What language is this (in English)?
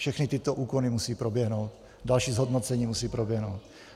Czech